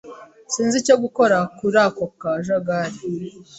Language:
Kinyarwanda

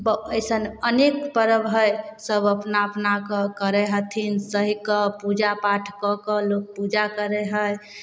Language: Maithili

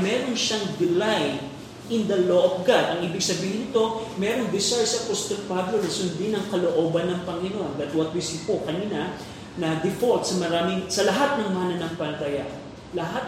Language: Filipino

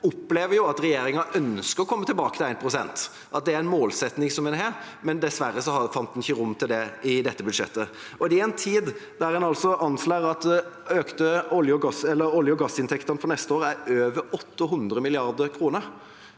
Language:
Norwegian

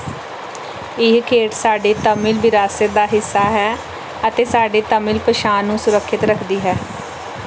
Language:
Punjabi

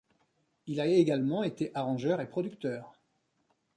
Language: French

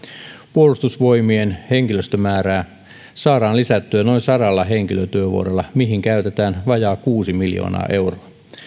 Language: Finnish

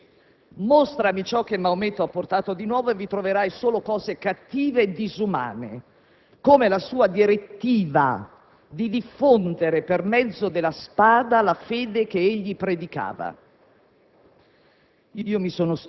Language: Italian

